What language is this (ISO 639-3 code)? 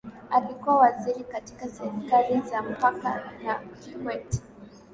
swa